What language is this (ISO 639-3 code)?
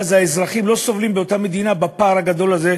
heb